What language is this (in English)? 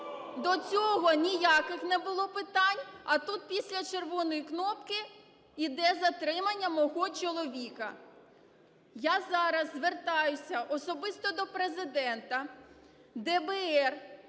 Ukrainian